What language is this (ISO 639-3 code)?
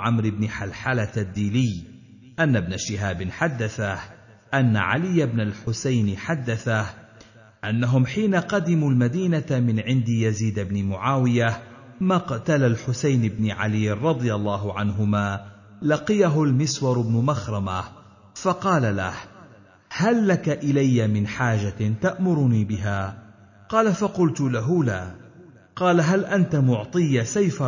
ara